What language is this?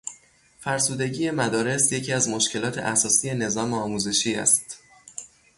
Persian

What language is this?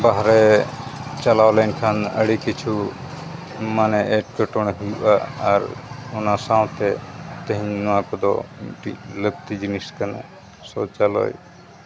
Santali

